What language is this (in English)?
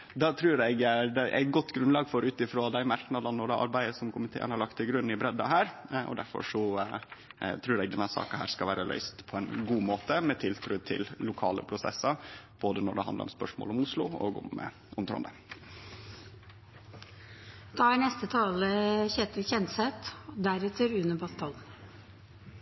Norwegian